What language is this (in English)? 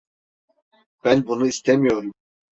Turkish